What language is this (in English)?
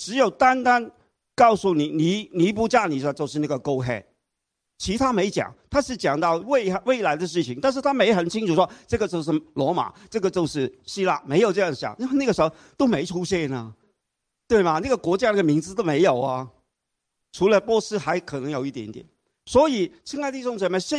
Chinese